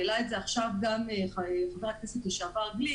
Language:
Hebrew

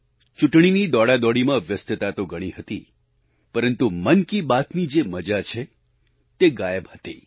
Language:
Gujarati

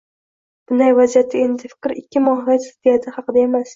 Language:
Uzbek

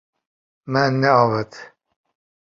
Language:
Kurdish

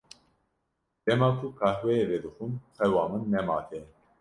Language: Kurdish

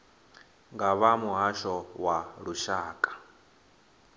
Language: Venda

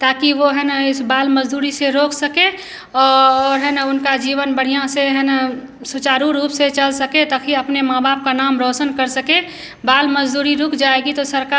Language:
Hindi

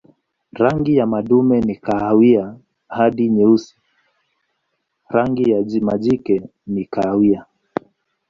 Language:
Swahili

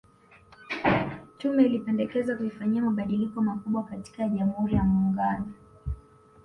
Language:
Swahili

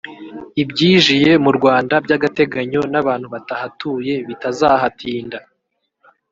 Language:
Kinyarwanda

